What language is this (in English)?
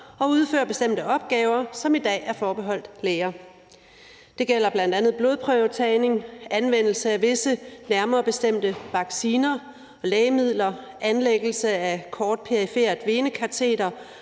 Danish